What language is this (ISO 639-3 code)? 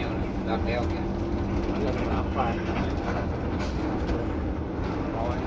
ind